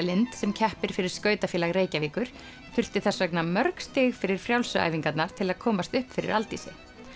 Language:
Icelandic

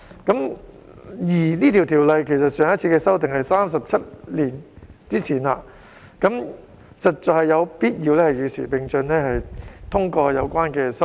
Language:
Cantonese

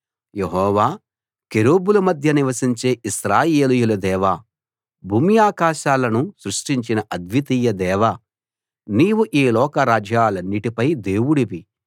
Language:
Telugu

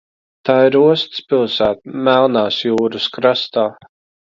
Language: Latvian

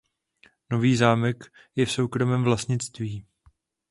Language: Czech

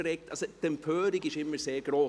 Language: Swiss German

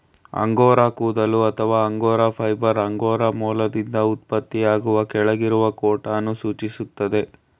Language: Kannada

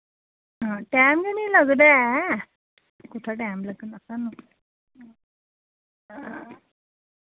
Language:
Dogri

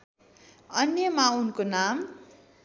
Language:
Nepali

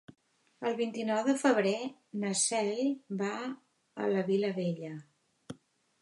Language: Catalan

